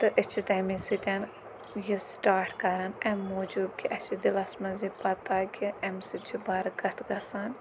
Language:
Kashmiri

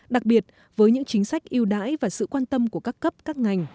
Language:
Vietnamese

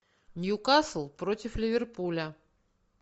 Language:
Russian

